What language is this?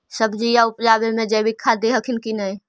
Magahi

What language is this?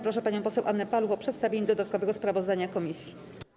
Polish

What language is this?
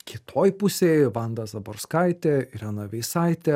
Lithuanian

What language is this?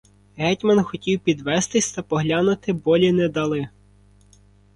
Ukrainian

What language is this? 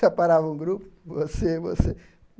Portuguese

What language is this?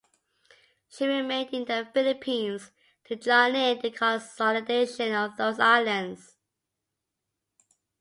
English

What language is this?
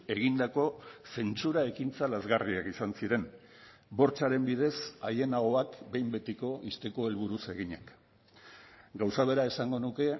Basque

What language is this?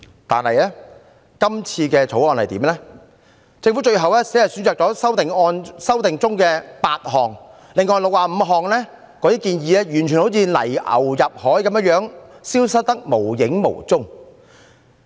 Cantonese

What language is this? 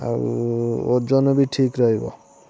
Odia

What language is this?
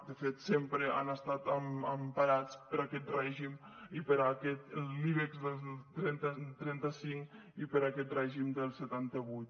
Catalan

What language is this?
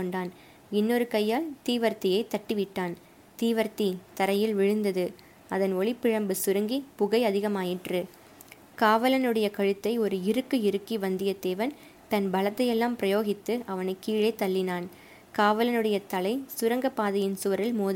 Tamil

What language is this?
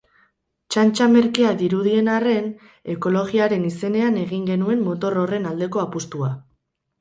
Basque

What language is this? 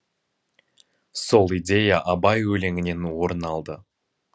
Kazakh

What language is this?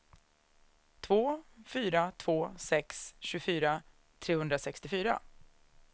Swedish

